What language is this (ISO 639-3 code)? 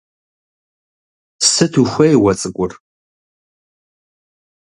kbd